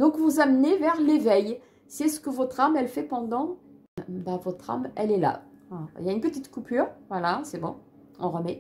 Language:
French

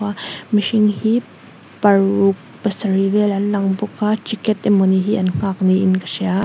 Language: Mizo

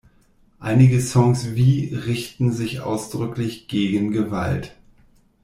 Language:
German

